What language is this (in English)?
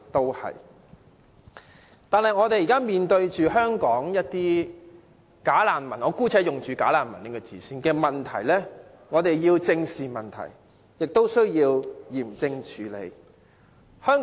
Cantonese